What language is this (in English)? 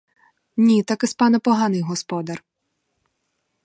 Ukrainian